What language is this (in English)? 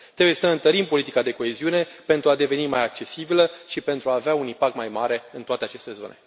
Romanian